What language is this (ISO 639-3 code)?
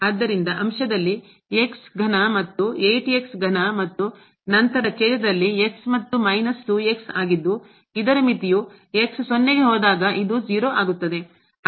kan